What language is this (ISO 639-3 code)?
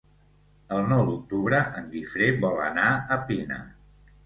cat